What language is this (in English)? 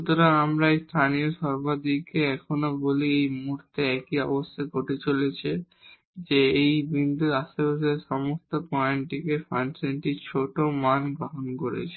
Bangla